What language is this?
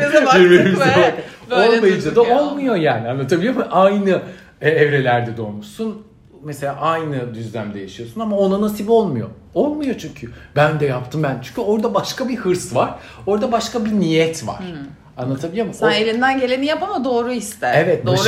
Turkish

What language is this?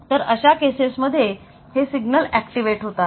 Marathi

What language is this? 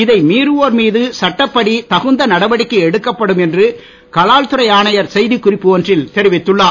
Tamil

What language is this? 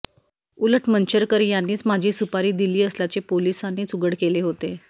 Marathi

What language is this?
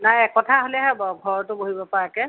Assamese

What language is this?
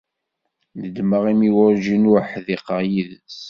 Kabyle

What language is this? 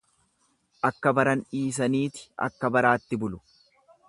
Oromo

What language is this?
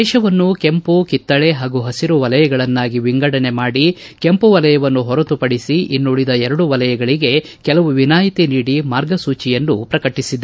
Kannada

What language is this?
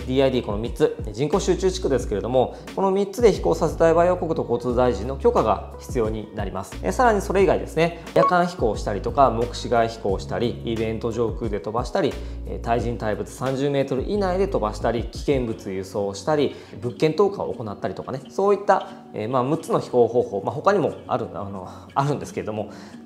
Japanese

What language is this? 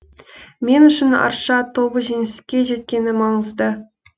Kazakh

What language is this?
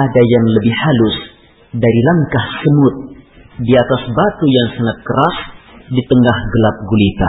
Malay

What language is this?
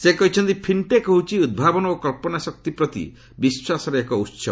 Odia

